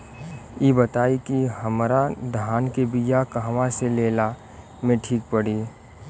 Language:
Bhojpuri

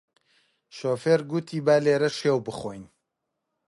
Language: Central Kurdish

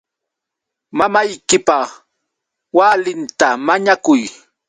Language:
Yauyos Quechua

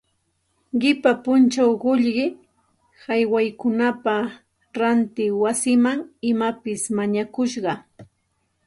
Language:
Santa Ana de Tusi Pasco Quechua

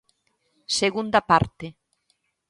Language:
Galician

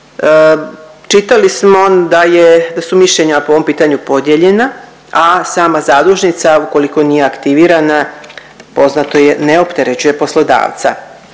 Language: Croatian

